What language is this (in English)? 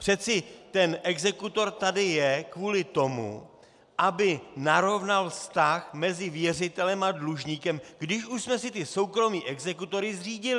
Czech